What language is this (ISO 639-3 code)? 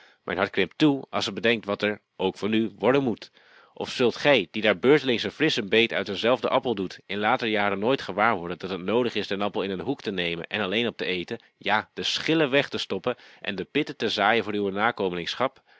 nld